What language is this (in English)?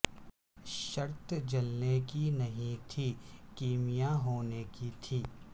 Urdu